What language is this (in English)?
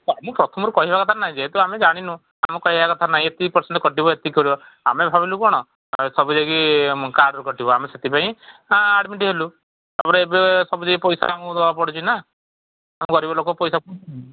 Odia